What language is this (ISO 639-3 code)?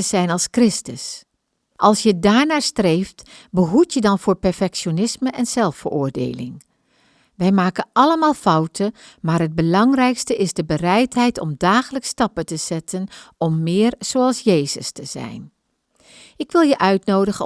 nld